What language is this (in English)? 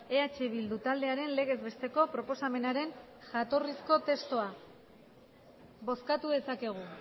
Basque